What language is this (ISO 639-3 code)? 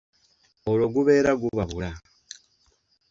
lug